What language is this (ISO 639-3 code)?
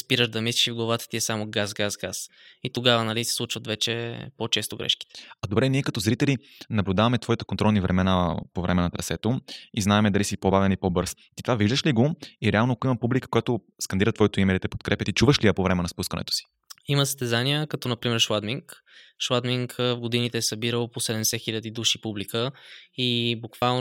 bul